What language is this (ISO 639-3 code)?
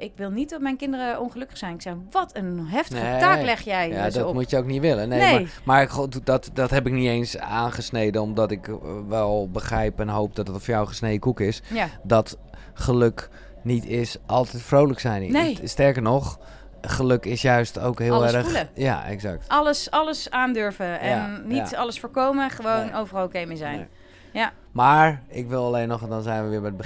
nld